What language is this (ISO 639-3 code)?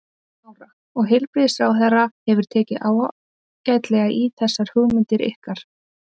isl